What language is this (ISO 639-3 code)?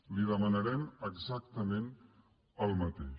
cat